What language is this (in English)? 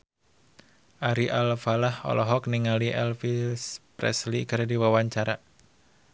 Sundanese